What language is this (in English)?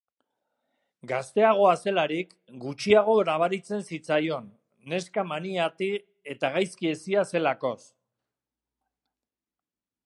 Basque